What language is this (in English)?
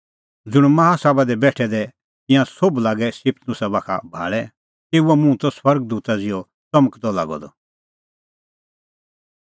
Kullu Pahari